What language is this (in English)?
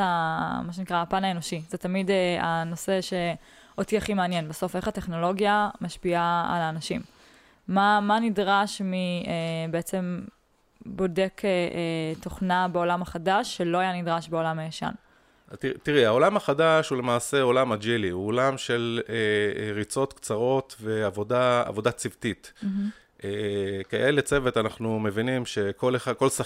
Hebrew